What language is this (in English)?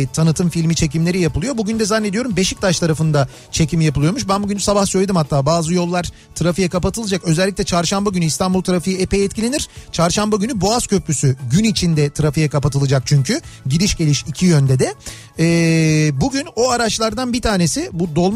Turkish